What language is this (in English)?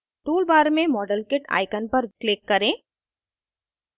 Hindi